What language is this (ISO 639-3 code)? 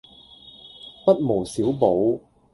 yue